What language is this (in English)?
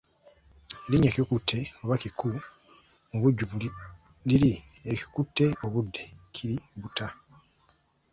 Ganda